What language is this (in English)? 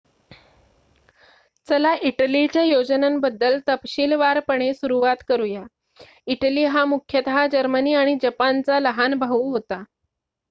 Marathi